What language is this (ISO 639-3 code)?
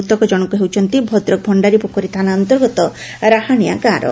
ori